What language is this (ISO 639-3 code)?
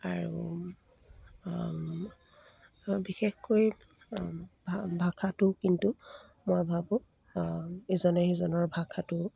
asm